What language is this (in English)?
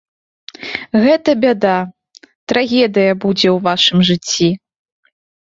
Belarusian